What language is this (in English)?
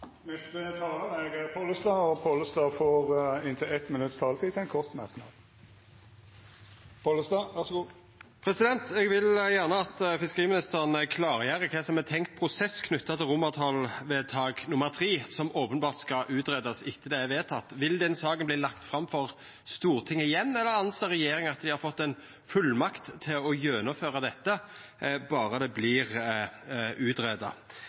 Norwegian Nynorsk